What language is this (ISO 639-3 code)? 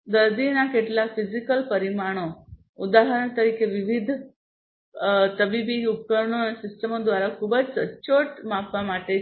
guj